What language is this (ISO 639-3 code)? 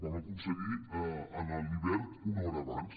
cat